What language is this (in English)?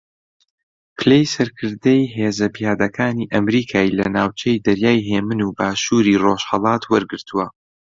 Central Kurdish